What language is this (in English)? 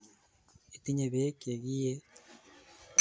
Kalenjin